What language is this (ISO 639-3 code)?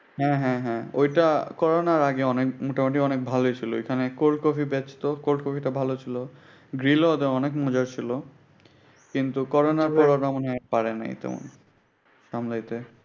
ben